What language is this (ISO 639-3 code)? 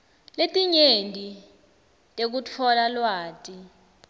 ssw